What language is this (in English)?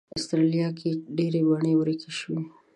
Pashto